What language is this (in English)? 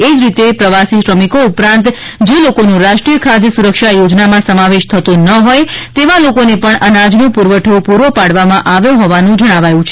Gujarati